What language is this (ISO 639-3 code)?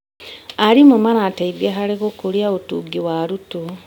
kik